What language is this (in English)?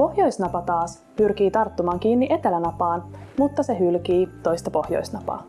Finnish